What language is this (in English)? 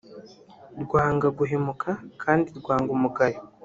Kinyarwanda